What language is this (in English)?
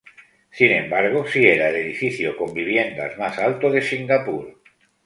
Spanish